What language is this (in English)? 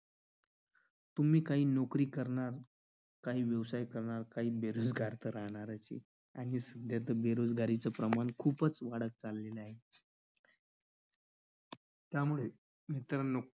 Marathi